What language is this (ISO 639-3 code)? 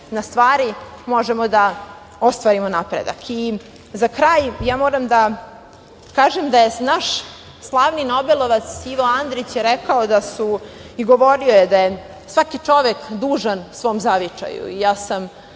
srp